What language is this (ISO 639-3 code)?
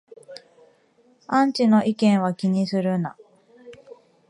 jpn